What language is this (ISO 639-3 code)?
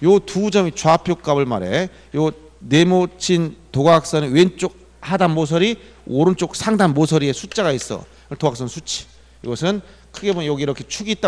kor